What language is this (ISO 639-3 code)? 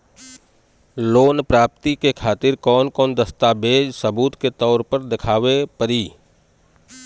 bho